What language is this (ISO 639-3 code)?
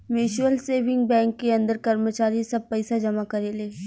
bho